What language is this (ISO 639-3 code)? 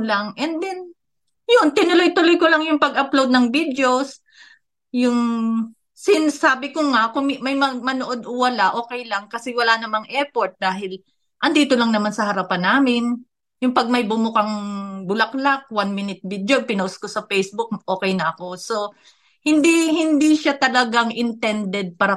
fil